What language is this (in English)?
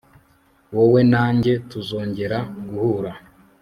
Kinyarwanda